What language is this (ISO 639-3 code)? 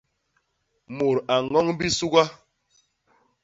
bas